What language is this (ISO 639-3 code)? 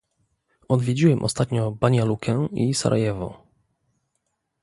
pol